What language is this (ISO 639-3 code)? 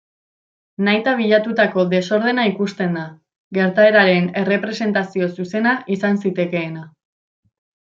eus